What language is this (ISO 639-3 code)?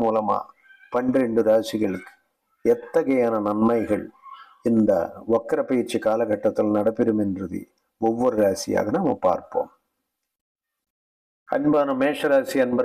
hin